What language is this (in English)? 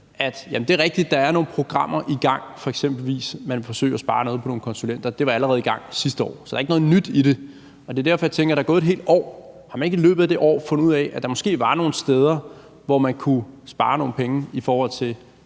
Danish